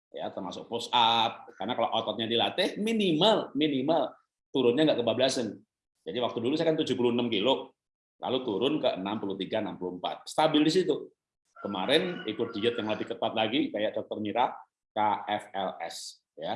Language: Indonesian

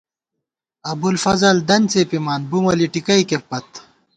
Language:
Gawar-Bati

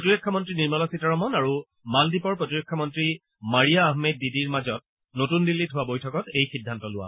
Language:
Assamese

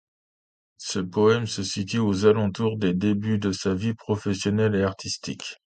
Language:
French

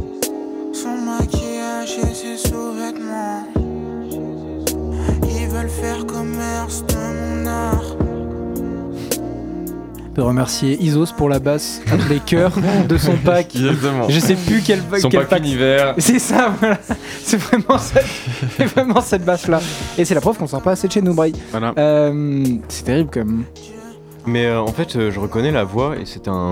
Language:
French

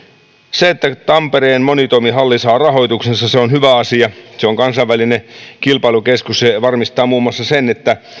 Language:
Finnish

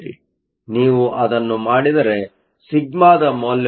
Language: Kannada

